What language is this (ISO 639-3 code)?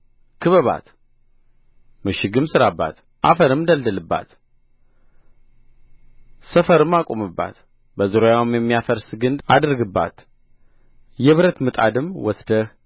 amh